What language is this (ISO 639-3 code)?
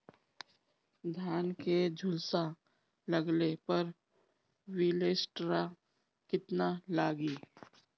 bho